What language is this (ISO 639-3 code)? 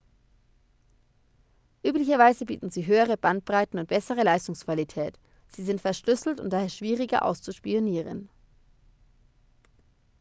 deu